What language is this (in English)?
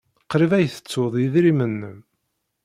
Kabyle